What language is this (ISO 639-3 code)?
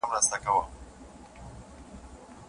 pus